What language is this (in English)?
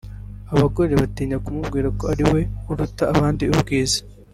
Kinyarwanda